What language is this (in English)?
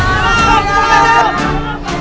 Indonesian